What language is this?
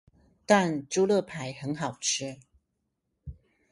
Chinese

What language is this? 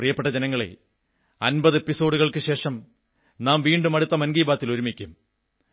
Malayalam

